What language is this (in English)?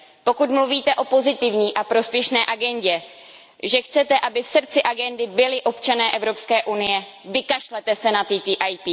Czech